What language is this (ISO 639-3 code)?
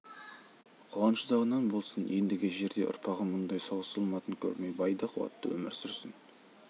kaz